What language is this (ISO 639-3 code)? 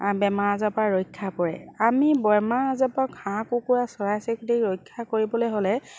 asm